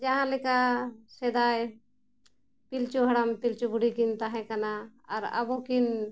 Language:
Santali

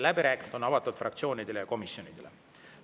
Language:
Estonian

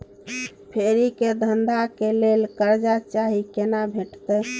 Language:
Maithili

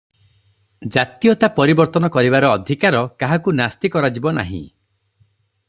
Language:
Odia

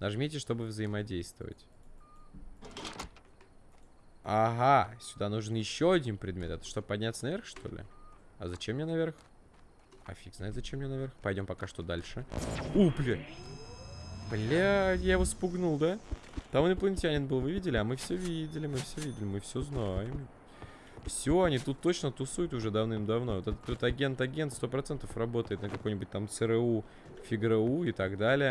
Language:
Russian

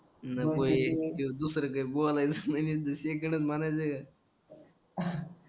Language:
Marathi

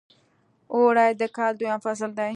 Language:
Pashto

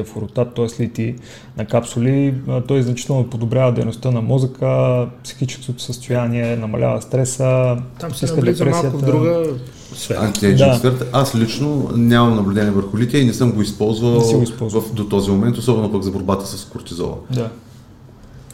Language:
Bulgarian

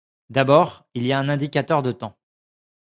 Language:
French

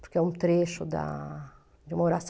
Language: Portuguese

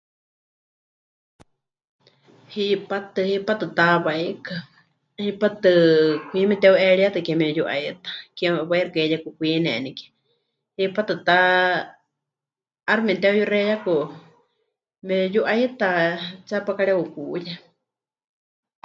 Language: Huichol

